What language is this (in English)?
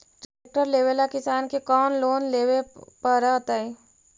Magahi